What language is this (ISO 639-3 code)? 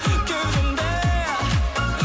kaz